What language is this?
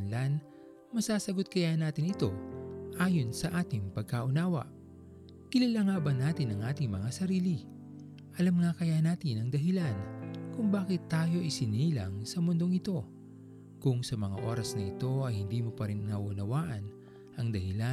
Filipino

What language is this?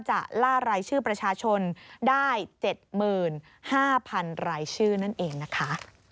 Thai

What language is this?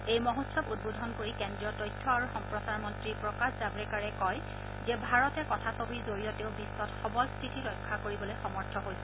Assamese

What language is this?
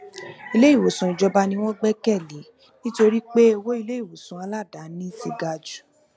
Yoruba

